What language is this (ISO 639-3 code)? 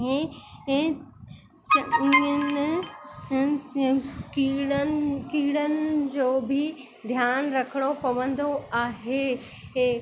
snd